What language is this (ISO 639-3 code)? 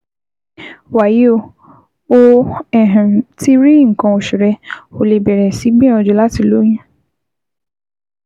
yor